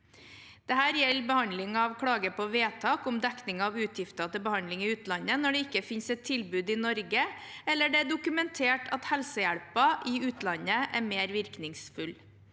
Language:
Norwegian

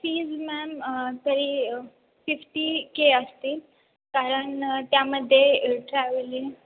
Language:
Marathi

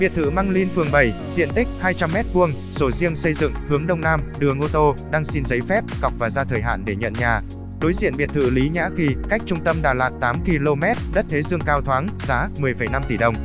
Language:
Vietnamese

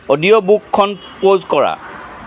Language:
Assamese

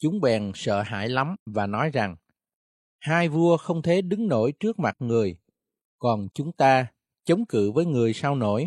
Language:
Vietnamese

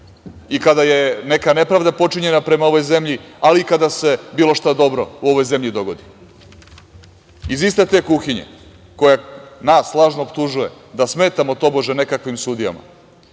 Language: Serbian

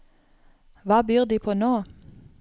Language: Norwegian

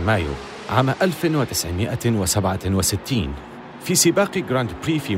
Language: Arabic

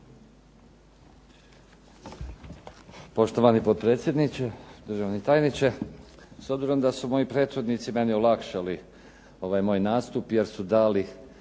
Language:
Croatian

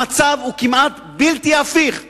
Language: Hebrew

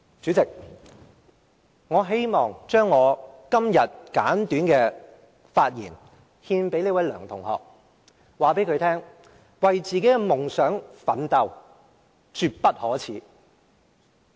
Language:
Cantonese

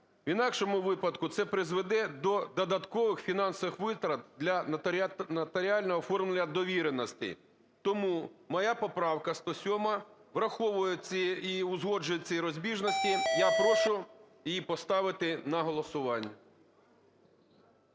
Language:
Ukrainian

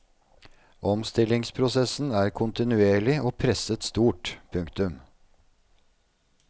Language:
Norwegian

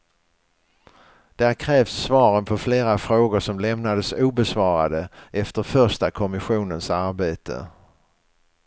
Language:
Swedish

